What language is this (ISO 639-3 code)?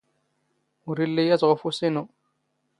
zgh